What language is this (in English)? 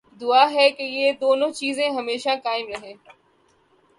Urdu